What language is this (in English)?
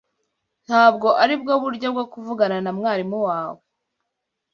Kinyarwanda